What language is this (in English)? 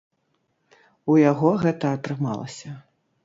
Belarusian